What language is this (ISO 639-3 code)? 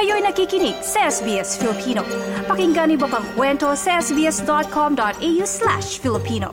fil